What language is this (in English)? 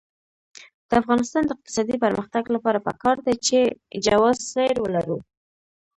Pashto